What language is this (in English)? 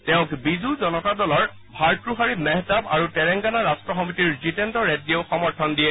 Assamese